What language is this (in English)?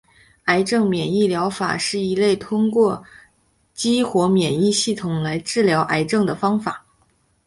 Chinese